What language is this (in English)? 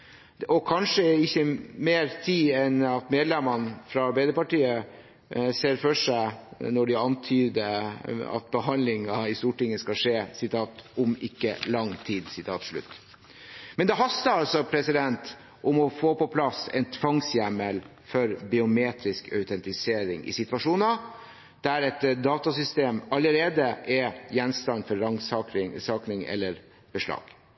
Norwegian Bokmål